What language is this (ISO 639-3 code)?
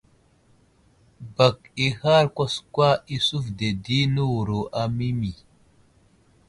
udl